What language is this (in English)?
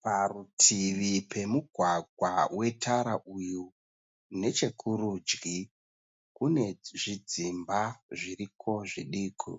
Shona